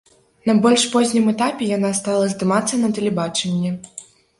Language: Belarusian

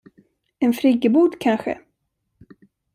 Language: Swedish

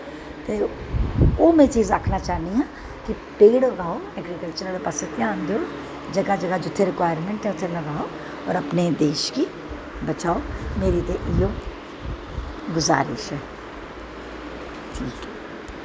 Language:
Dogri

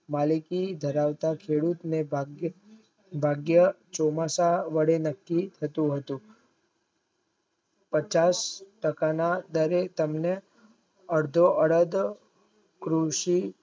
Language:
Gujarati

